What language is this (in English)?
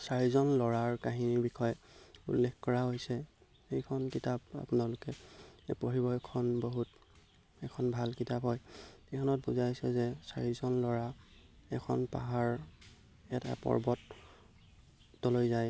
Assamese